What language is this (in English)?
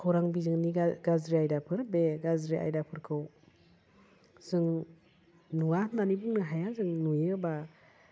Bodo